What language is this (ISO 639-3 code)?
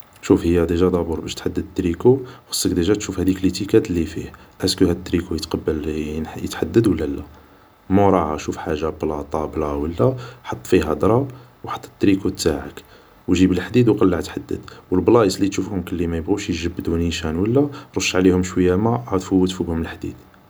arq